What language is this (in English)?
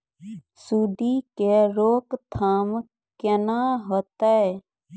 Maithili